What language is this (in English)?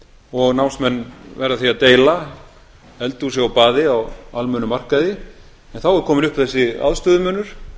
Icelandic